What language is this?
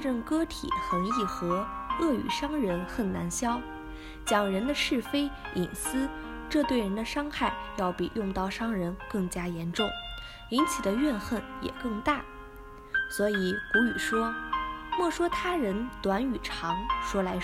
Chinese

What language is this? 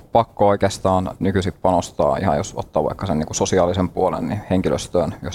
Finnish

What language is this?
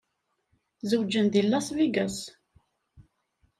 Kabyle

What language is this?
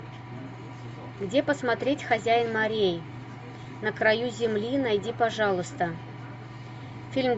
Russian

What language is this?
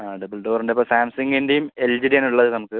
Malayalam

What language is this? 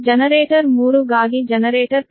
Kannada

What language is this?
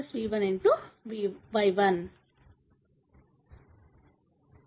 Telugu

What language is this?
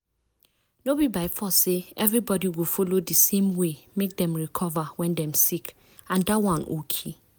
Nigerian Pidgin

